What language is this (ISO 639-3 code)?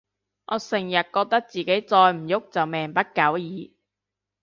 yue